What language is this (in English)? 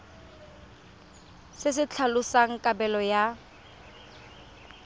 Tswana